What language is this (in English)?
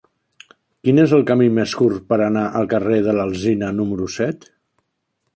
Catalan